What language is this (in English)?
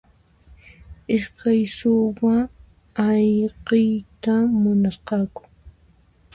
Puno Quechua